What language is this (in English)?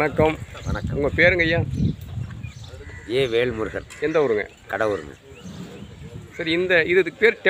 Spanish